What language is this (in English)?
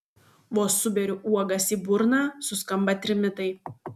Lithuanian